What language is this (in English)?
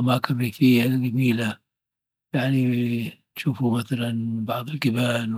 Dhofari Arabic